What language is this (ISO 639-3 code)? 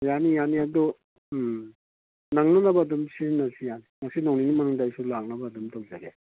mni